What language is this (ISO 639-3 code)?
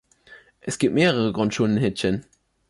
deu